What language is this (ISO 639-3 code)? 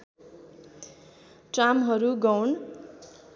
nep